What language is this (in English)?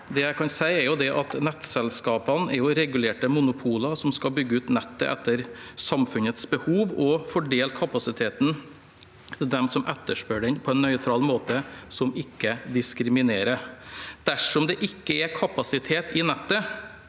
Norwegian